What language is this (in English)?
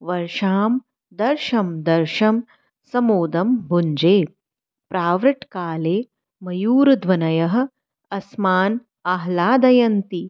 Sanskrit